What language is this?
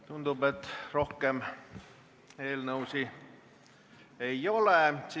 Estonian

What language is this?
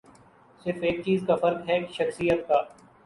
Urdu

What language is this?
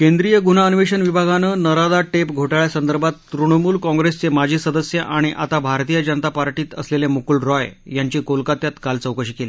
Marathi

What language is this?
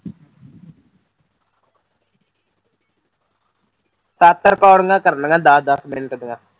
Punjabi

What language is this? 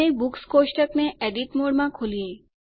Gujarati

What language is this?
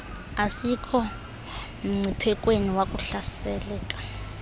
Xhosa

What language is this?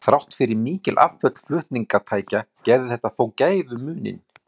Icelandic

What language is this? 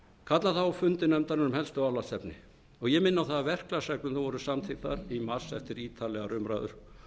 Icelandic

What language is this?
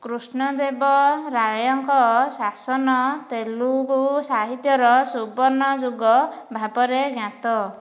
Odia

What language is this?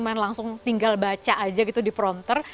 Indonesian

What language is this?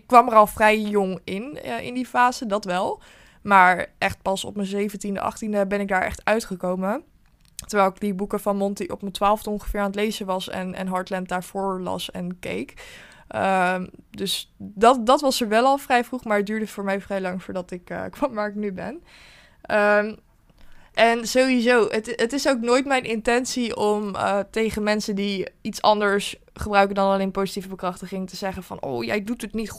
Dutch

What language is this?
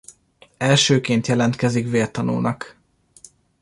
Hungarian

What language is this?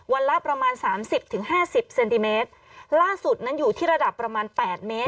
Thai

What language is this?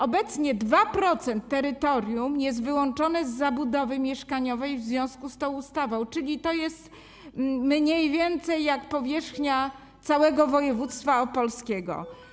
Polish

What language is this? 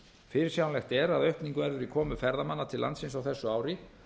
Icelandic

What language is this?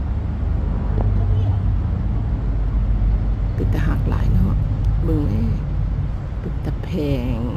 Thai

